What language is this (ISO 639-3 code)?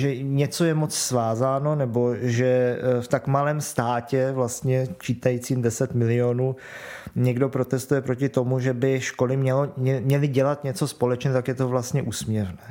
ces